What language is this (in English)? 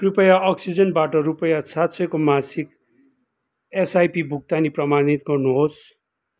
Nepali